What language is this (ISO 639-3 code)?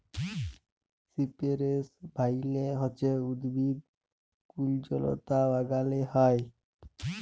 ben